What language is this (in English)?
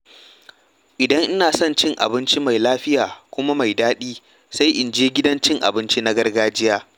Hausa